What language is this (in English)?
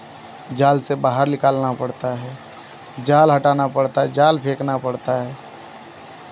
Hindi